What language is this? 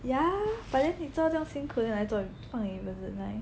English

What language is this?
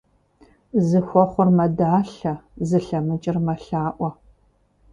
Kabardian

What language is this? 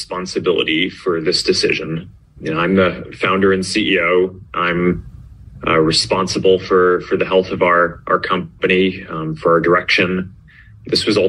Hebrew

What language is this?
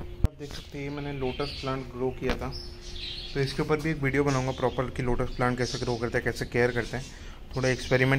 Hindi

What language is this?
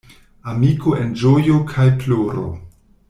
Esperanto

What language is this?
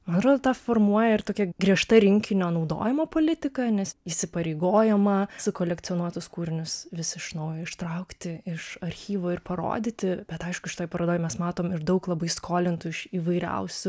Lithuanian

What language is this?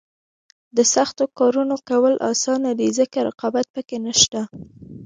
Pashto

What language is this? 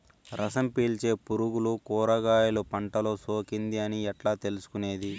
Telugu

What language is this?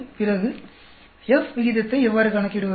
Tamil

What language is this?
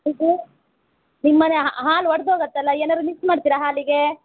Kannada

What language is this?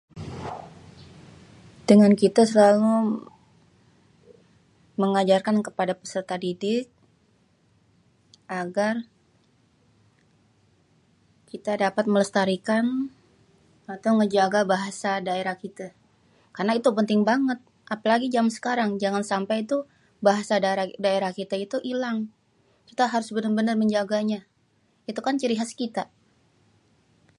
Betawi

